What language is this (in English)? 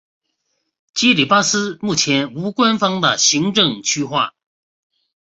Chinese